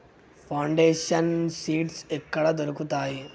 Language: Telugu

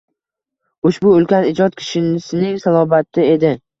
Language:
Uzbek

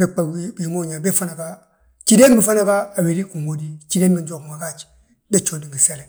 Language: Balanta-Ganja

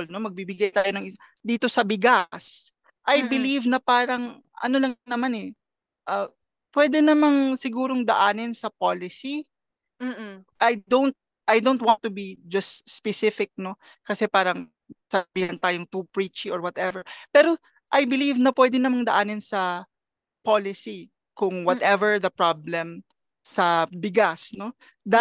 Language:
Filipino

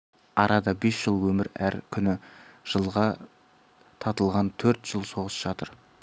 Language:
Kazakh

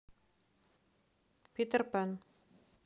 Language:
Russian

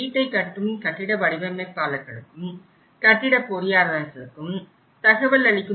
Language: Tamil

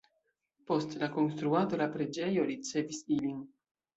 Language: Esperanto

